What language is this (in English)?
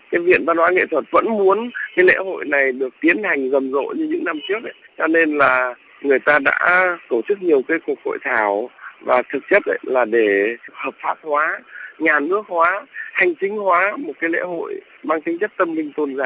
Vietnamese